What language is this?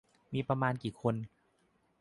Thai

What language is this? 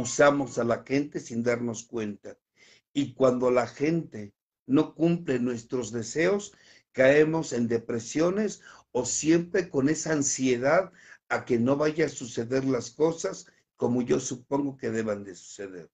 Spanish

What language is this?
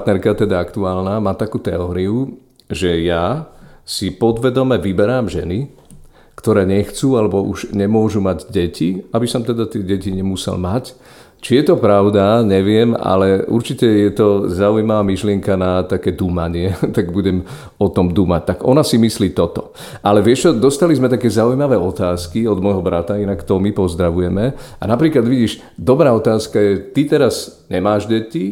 Slovak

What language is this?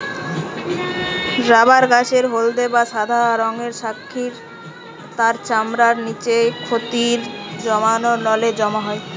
Bangla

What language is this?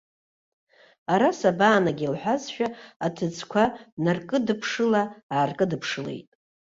Abkhazian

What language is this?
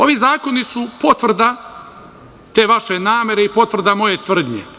Serbian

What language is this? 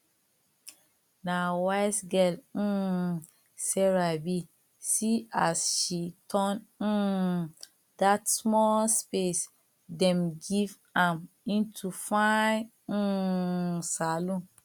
Nigerian Pidgin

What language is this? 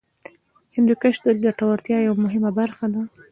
Pashto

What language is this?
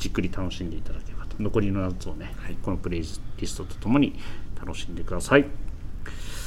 Japanese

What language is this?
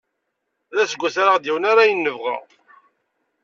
Kabyle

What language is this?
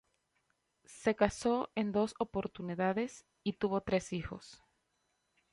Spanish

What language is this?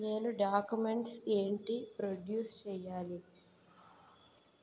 Telugu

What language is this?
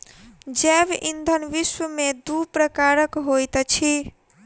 Maithili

